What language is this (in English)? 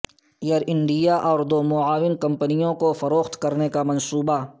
Urdu